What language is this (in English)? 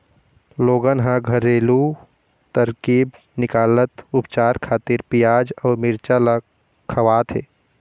Chhattisgarhi